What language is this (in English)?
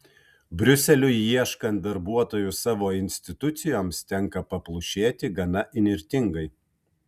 Lithuanian